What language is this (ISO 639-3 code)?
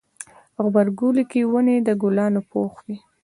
pus